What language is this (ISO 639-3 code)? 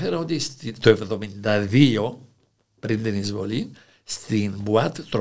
ell